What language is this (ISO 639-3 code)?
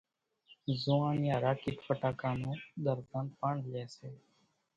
gjk